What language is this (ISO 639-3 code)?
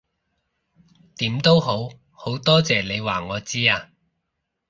yue